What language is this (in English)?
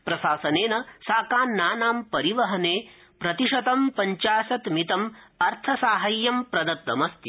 Sanskrit